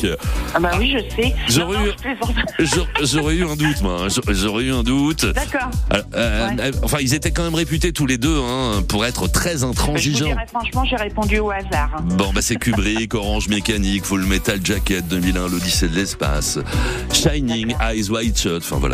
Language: French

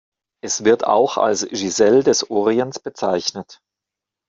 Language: German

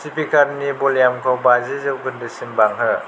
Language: Bodo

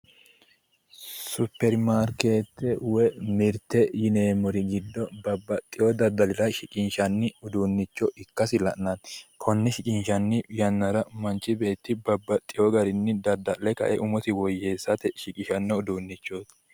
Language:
Sidamo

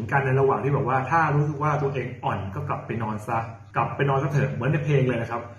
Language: Thai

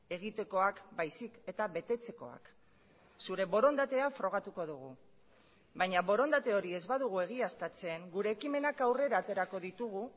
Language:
Basque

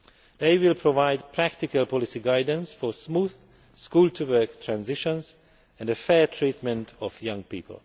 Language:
English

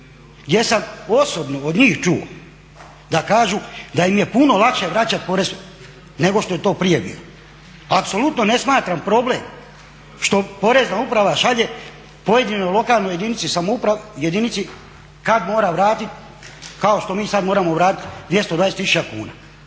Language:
Croatian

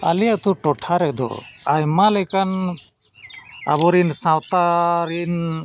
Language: Santali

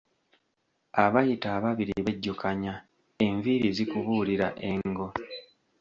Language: Ganda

